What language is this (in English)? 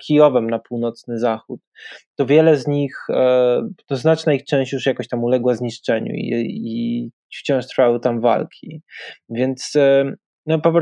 Polish